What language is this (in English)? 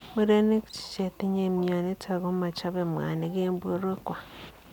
Kalenjin